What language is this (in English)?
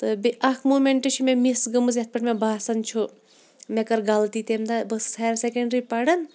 Kashmiri